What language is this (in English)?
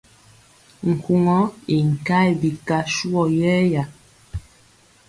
Mpiemo